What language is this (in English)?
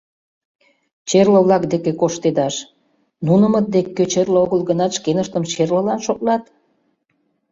Mari